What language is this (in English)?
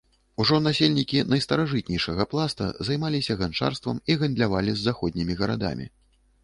Belarusian